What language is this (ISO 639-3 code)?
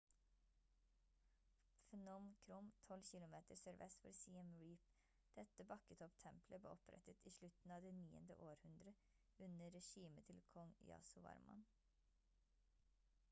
nob